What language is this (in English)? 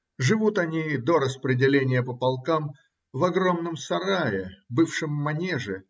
Russian